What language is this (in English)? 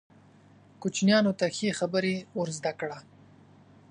Pashto